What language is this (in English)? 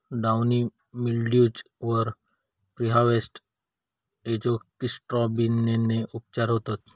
Marathi